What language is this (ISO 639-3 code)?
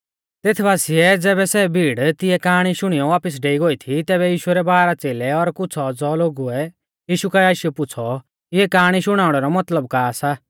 bfz